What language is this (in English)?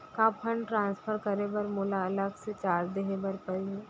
Chhattisgarhi